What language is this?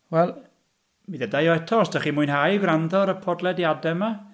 Welsh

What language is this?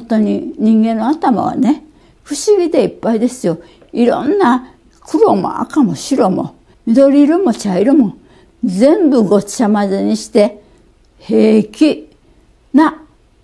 Japanese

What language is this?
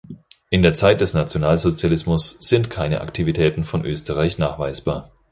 German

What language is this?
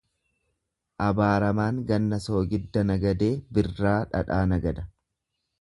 Oromo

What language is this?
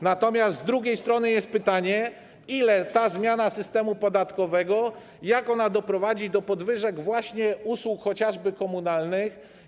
Polish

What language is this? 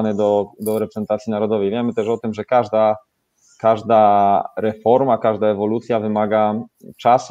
Polish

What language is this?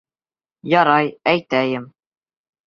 Bashkir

